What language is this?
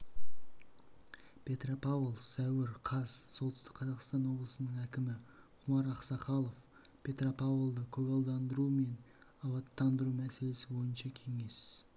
Kazakh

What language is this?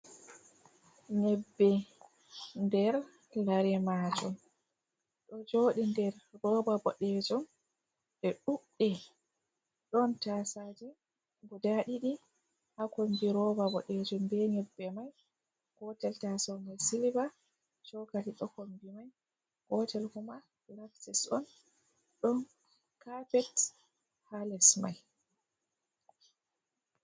Fula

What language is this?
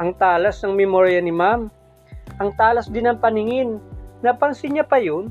Filipino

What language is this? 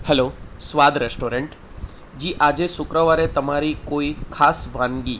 Gujarati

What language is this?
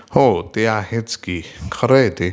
Marathi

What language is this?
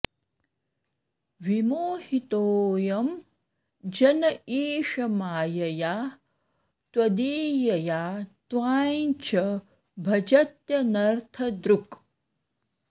Sanskrit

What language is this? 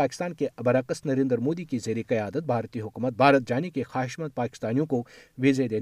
Urdu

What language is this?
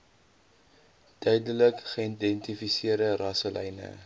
Afrikaans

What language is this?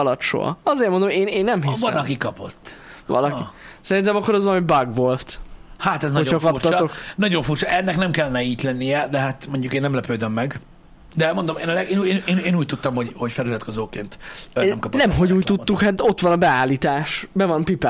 Hungarian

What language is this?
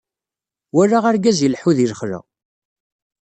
Kabyle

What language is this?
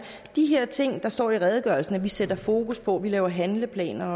Danish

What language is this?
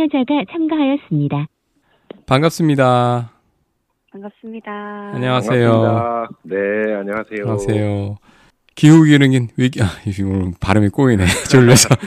Korean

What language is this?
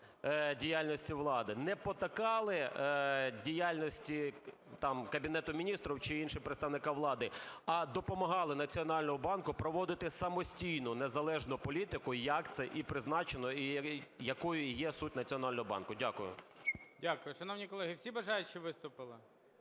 Ukrainian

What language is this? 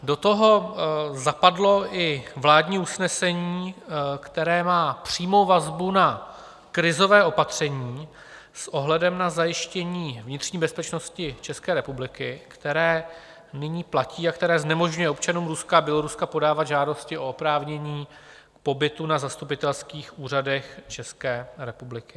Czech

